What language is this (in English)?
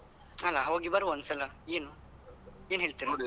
Kannada